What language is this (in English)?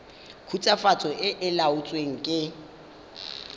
Tswana